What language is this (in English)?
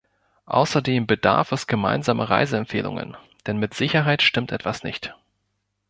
German